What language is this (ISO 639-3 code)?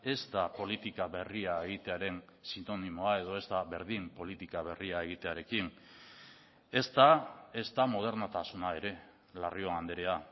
eus